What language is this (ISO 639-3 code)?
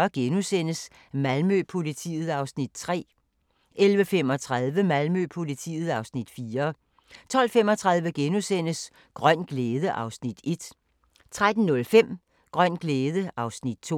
dan